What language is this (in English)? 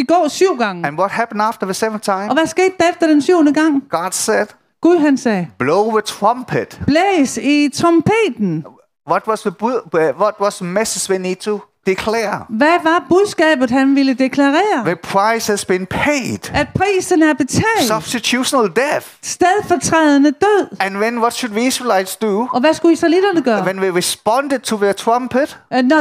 Danish